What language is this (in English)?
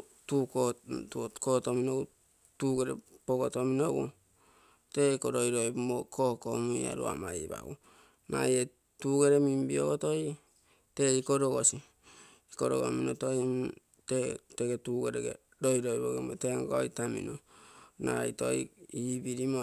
Terei